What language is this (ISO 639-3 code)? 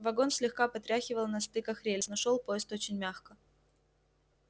rus